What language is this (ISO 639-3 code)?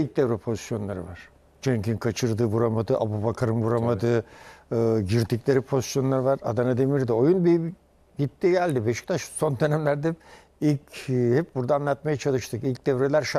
tur